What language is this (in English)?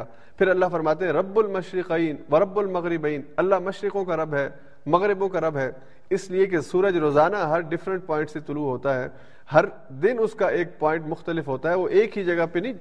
Urdu